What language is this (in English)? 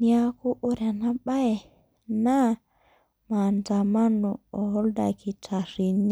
Masai